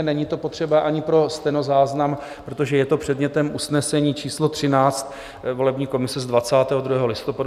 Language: Czech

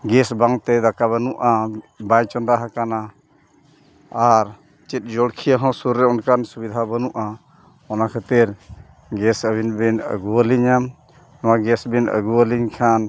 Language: Santali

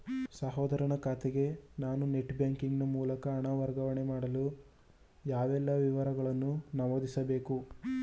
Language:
Kannada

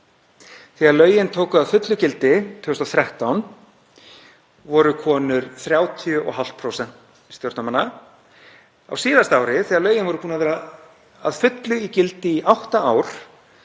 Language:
Icelandic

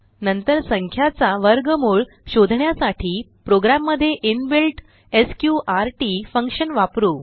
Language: Marathi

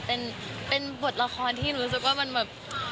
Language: Thai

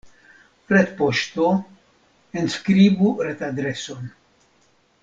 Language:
Esperanto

